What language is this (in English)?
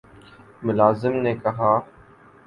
Urdu